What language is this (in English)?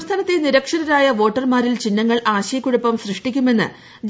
Malayalam